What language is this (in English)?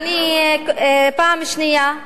Hebrew